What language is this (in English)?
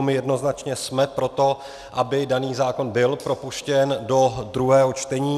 Czech